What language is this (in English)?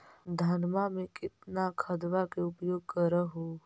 Magahi